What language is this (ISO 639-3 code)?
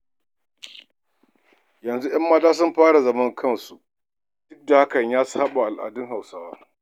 hau